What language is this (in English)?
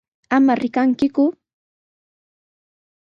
Sihuas Ancash Quechua